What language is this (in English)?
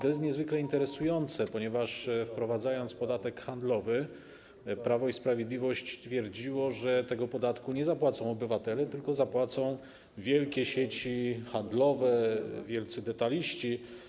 Polish